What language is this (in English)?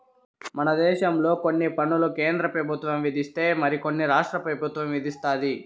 Telugu